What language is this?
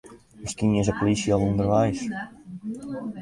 Western Frisian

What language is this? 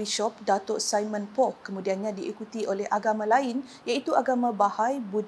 Malay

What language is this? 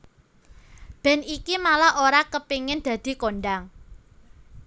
Javanese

